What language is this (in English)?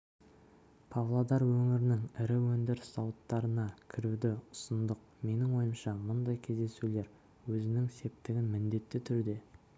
Kazakh